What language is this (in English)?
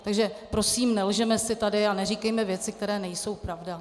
Czech